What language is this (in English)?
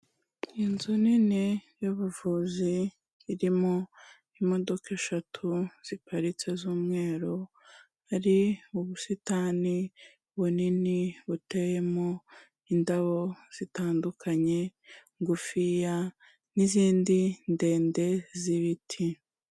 Kinyarwanda